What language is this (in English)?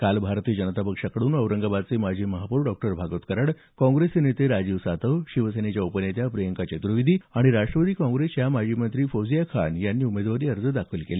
Marathi